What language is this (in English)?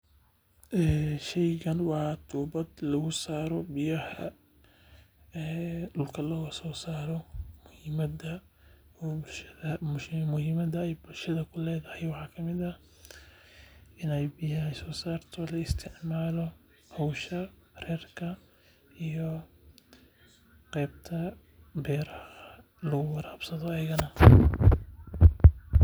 Somali